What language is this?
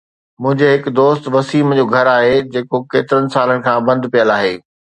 Sindhi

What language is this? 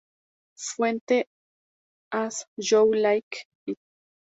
Spanish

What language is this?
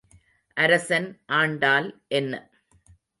Tamil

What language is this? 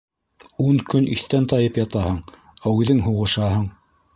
Bashkir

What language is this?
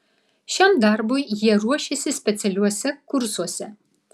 Lithuanian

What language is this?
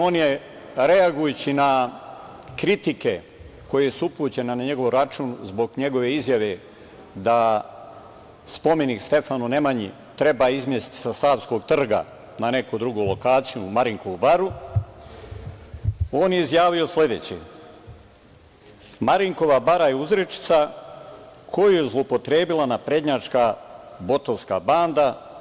Serbian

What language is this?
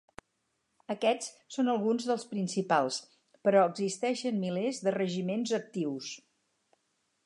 Catalan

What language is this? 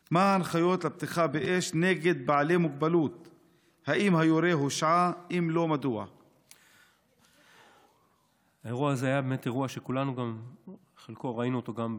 Hebrew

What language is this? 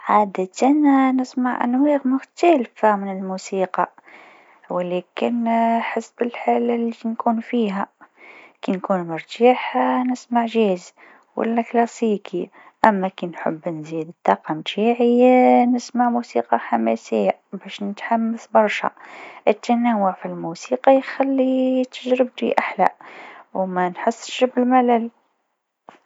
Tunisian Arabic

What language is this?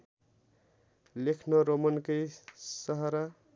Nepali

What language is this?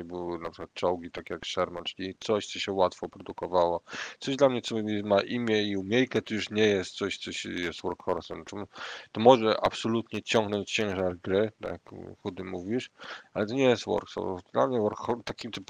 Polish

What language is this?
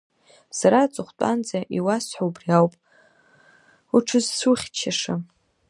Abkhazian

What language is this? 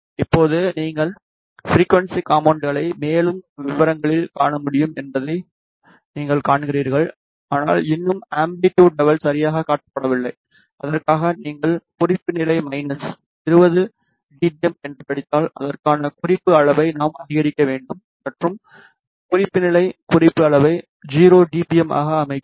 Tamil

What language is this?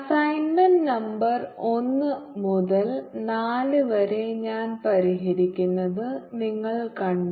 Malayalam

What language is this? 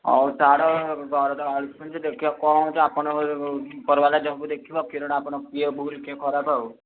Odia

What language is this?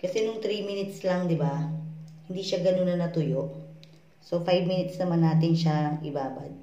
Filipino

